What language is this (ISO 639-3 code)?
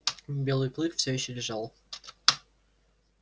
rus